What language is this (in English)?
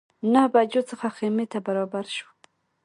Pashto